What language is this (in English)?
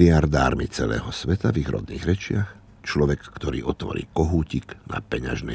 Slovak